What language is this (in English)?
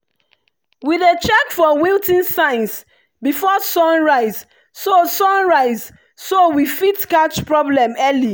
Nigerian Pidgin